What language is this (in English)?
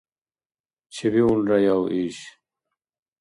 Dargwa